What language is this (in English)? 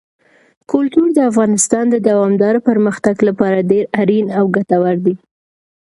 Pashto